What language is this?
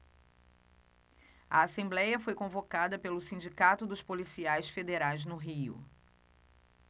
Portuguese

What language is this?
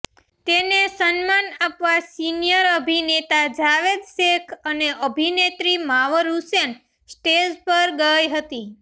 Gujarati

